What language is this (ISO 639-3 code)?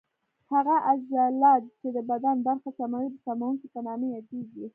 pus